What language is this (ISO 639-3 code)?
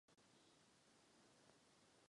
ces